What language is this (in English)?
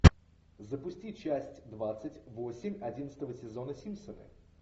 Russian